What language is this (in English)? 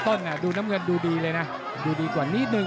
Thai